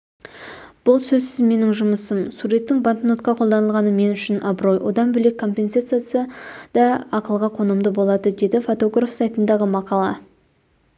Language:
Kazakh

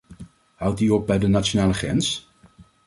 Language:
Dutch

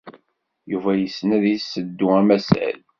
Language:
Kabyle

